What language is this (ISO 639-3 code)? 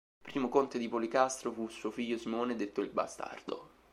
ita